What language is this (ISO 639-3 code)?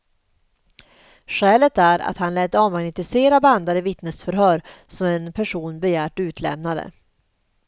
swe